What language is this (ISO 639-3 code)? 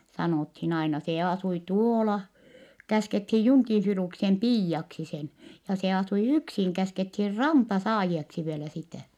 fin